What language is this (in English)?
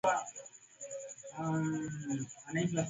Swahili